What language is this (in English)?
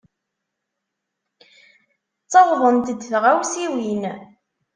Kabyle